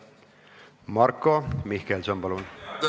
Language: Estonian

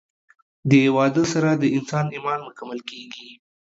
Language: Pashto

